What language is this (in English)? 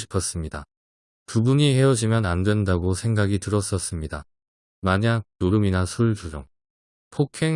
Korean